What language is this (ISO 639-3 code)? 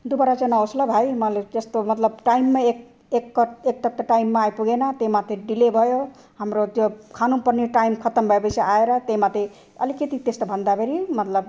nep